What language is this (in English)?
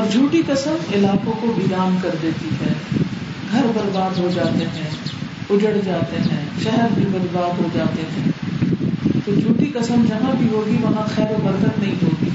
Urdu